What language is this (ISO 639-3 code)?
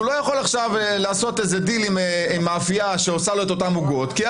heb